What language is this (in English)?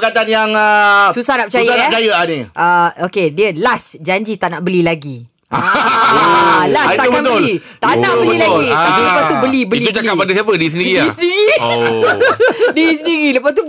Malay